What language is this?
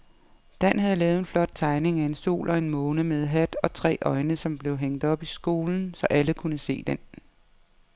Danish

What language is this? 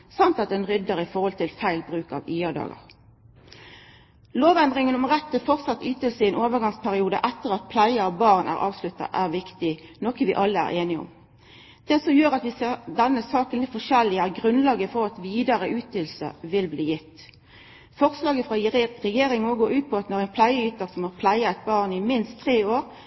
Norwegian Nynorsk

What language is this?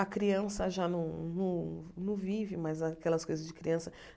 Portuguese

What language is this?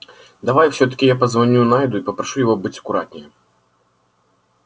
Russian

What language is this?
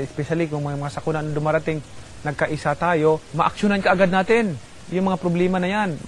Filipino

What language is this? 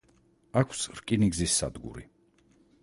Georgian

